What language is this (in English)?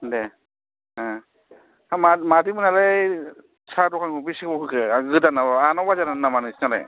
Bodo